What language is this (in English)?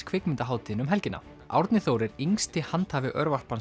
Icelandic